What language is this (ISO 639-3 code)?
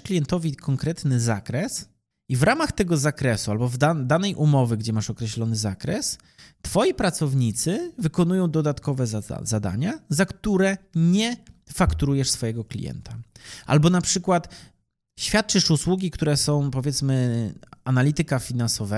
pol